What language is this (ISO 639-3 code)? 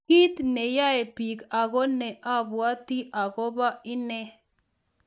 kln